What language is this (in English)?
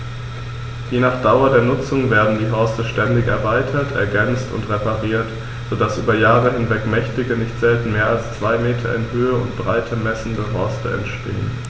German